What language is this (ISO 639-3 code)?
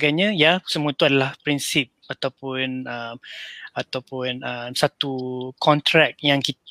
msa